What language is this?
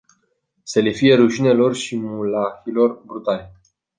Romanian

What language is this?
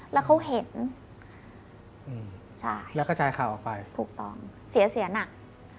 Thai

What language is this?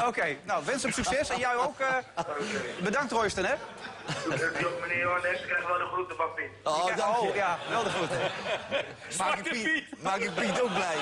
Dutch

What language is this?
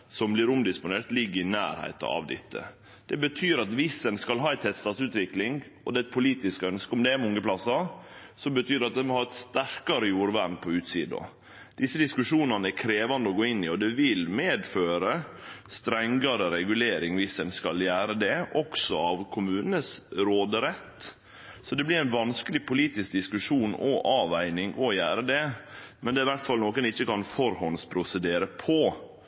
Norwegian Nynorsk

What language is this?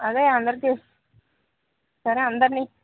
Telugu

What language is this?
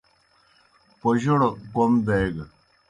Kohistani Shina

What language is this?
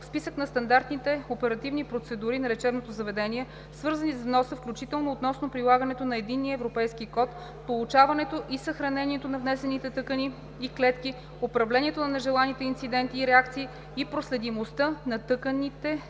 Bulgarian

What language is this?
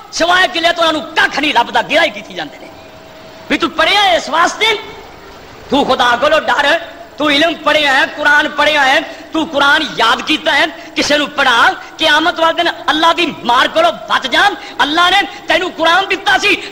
Hindi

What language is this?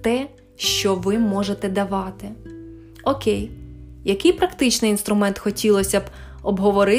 Ukrainian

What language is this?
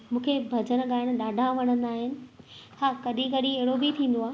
Sindhi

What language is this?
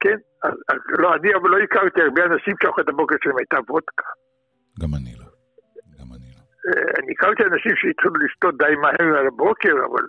Hebrew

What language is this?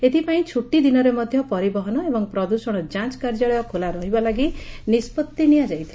Odia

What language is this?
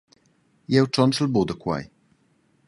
Romansh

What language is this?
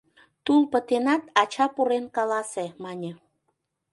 Mari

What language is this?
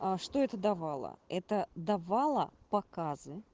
Russian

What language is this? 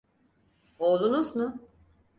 Turkish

